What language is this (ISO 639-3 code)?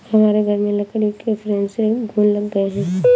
hin